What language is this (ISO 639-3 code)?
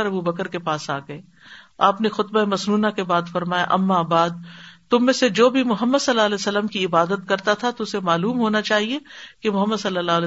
urd